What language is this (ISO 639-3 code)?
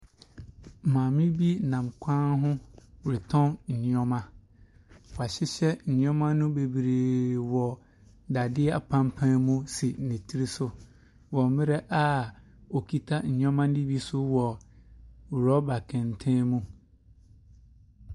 aka